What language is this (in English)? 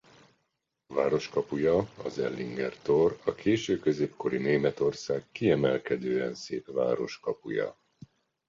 Hungarian